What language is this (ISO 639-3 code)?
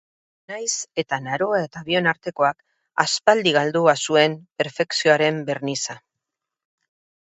eus